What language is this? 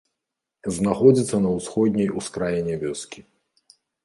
Belarusian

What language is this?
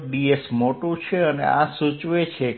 Gujarati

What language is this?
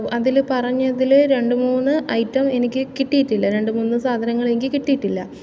Malayalam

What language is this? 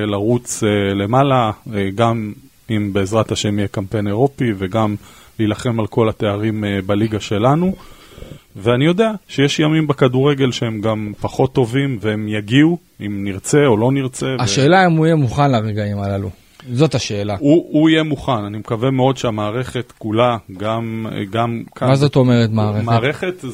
Hebrew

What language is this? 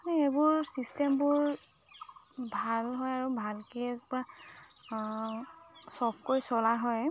Assamese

